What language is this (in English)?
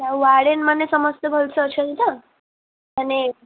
Odia